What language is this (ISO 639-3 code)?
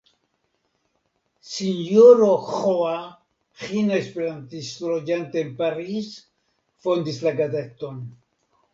epo